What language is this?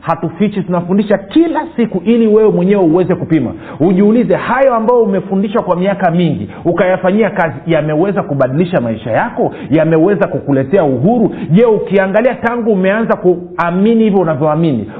Swahili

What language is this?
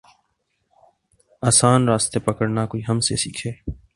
Urdu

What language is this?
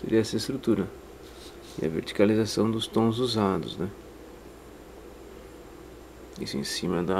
Portuguese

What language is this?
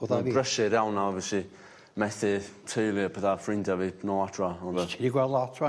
Welsh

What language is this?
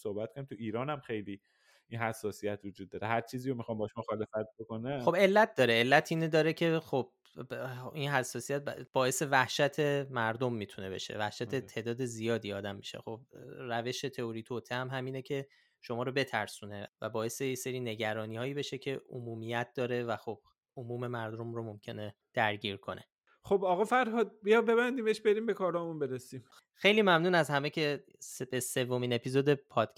Persian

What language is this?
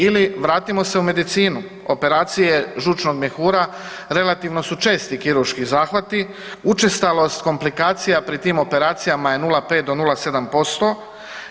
Croatian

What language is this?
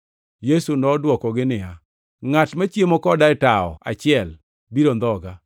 Luo (Kenya and Tanzania)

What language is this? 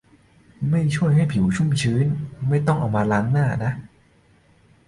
Thai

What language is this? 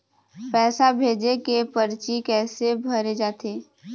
Chhattisgarhi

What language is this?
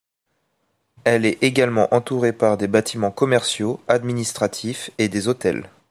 French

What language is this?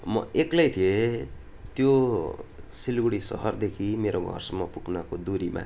Nepali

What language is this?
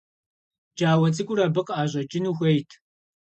Kabardian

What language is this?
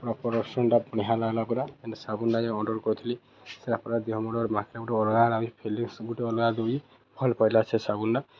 Odia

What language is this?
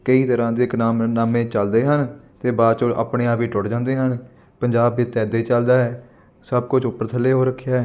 Punjabi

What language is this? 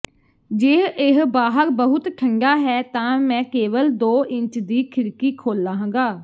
Punjabi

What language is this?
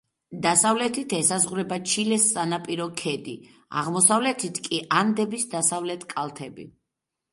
Georgian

